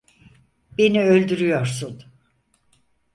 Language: Turkish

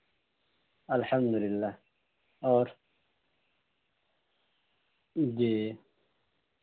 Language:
Urdu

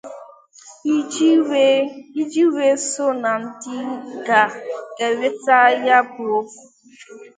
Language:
Igbo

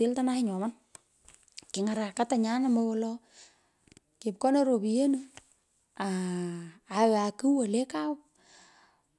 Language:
Pökoot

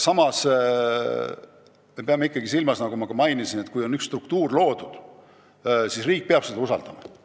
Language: Estonian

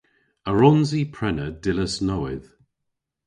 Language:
Cornish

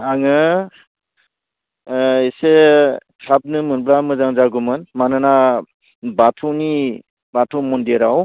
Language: Bodo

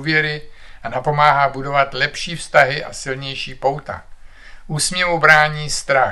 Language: Czech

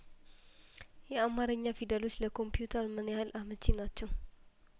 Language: Amharic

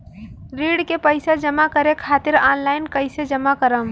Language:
Bhojpuri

